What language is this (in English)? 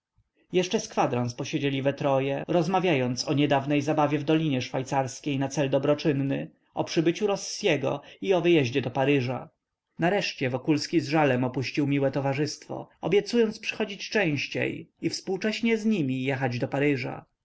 Polish